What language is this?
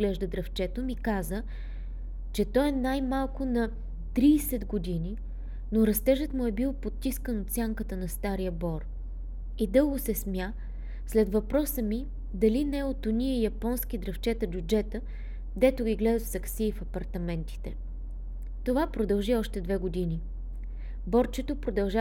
Bulgarian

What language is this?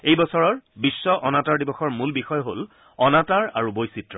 Assamese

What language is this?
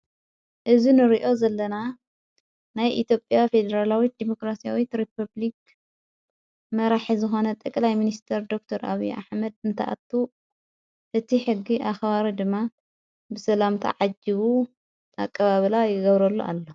Tigrinya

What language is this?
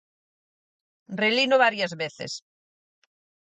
Galician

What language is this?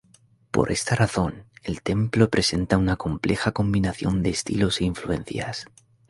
Spanish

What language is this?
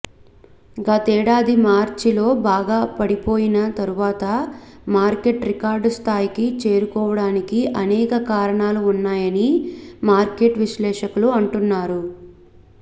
Telugu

